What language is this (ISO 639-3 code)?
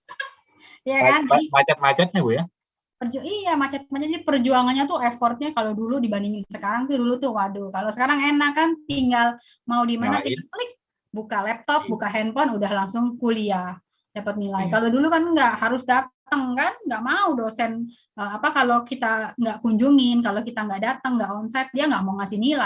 ind